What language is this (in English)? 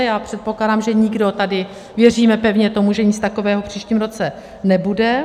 Czech